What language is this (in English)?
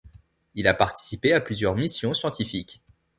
French